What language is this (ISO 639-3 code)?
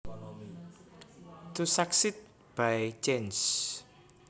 jav